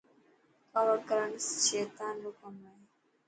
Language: Dhatki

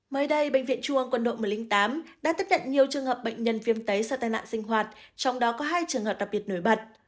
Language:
Vietnamese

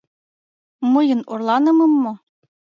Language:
Mari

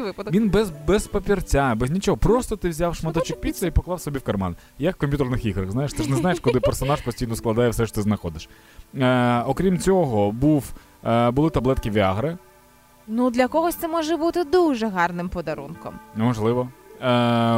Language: Ukrainian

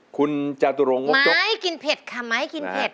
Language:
Thai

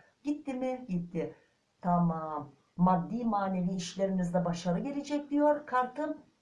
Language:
Turkish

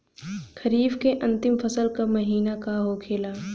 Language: Bhojpuri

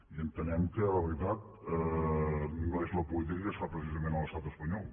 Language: Catalan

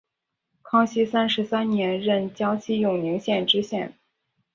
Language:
Chinese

